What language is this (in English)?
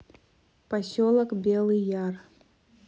Russian